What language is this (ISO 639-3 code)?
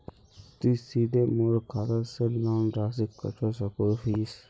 mag